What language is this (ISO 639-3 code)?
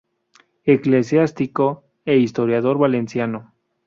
spa